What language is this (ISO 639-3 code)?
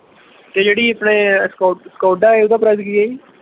pan